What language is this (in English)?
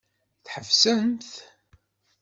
Kabyle